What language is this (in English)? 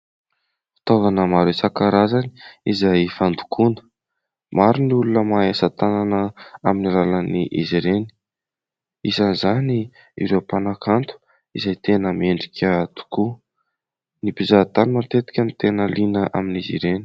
Malagasy